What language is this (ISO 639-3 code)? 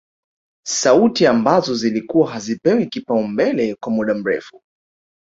swa